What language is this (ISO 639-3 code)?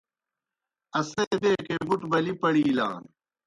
plk